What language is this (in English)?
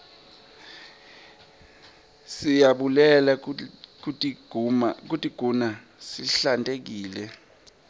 Swati